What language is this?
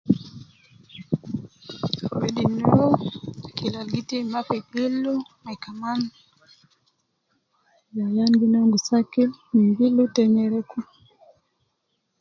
Nubi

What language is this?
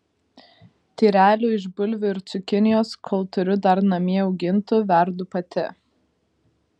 Lithuanian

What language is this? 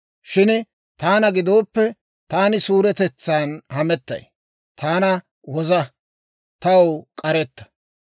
Dawro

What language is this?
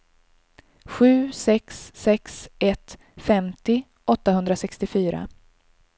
Swedish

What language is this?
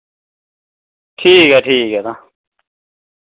Dogri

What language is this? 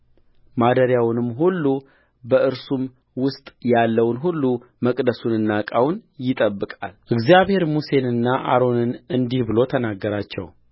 Amharic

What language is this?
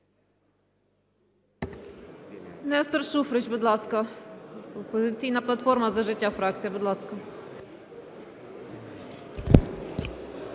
Ukrainian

